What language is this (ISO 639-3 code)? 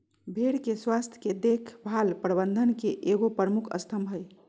mag